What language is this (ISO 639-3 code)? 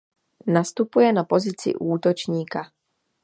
ces